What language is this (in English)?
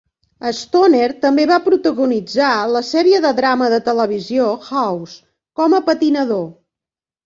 Catalan